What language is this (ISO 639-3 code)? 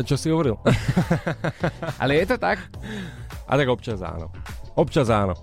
slk